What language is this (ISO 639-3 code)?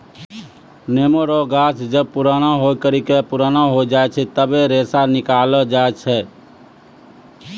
mai